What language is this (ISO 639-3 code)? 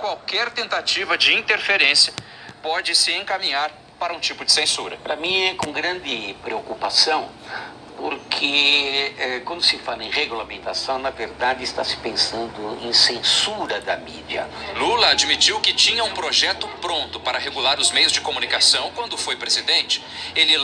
por